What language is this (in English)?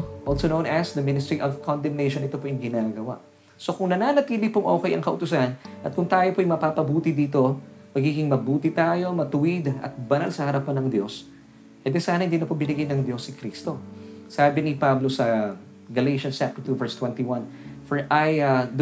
Filipino